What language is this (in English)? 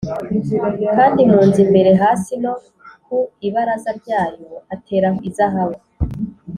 Kinyarwanda